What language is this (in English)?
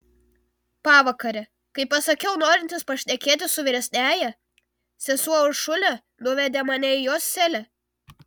Lithuanian